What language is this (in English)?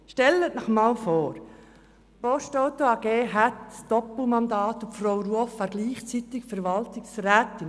Swiss German